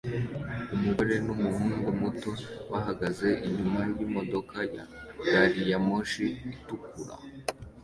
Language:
Kinyarwanda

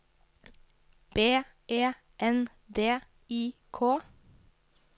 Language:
Norwegian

